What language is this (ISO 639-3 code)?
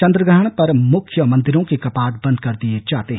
hin